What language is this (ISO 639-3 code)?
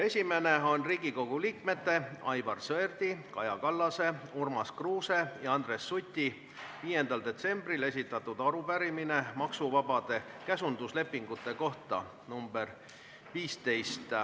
est